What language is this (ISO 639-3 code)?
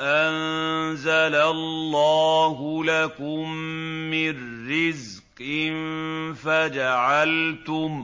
ara